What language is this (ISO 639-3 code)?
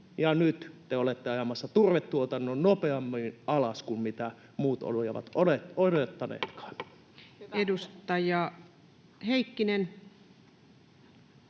fin